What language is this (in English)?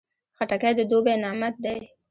Pashto